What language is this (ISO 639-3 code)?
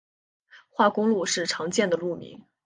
zho